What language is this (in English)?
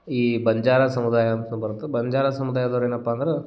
Kannada